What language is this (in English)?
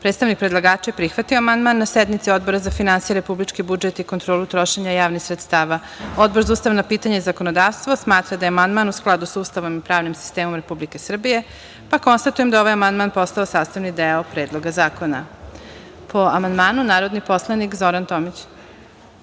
Serbian